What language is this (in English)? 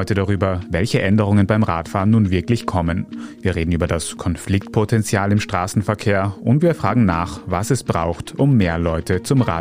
German